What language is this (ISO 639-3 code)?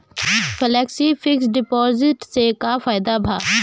bho